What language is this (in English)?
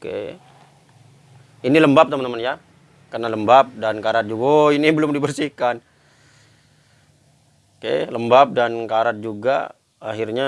Indonesian